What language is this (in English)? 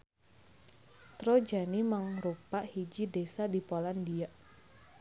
Sundanese